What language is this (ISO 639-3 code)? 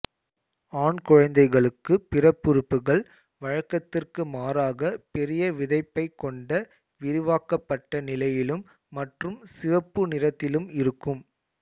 tam